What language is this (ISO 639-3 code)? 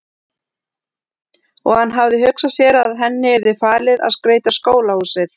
isl